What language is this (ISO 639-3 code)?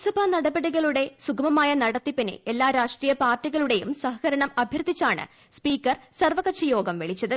mal